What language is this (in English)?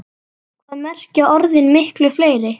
Icelandic